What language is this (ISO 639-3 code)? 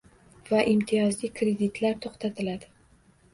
uzb